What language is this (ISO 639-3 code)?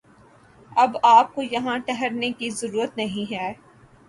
urd